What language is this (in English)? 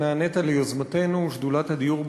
Hebrew